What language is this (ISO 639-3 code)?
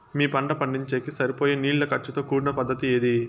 tel